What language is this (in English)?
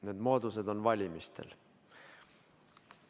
Estonian